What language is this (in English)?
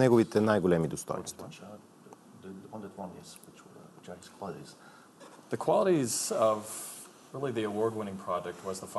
Bulgarian